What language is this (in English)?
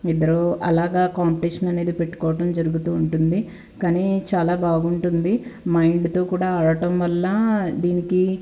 Telugu